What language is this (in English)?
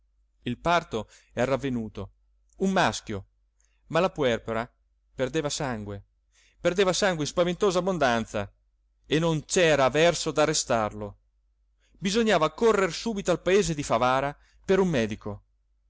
Italian